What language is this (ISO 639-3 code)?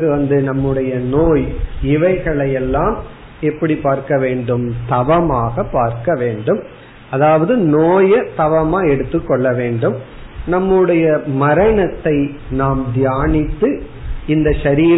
tam